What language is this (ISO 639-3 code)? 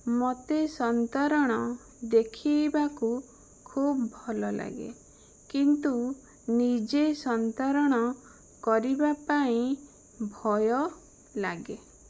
ori